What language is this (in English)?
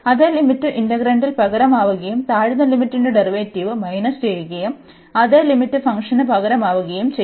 Malayalam